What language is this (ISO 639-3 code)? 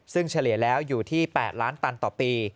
tha